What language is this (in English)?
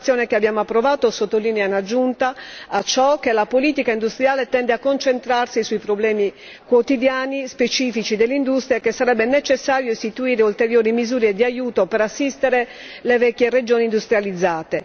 Italian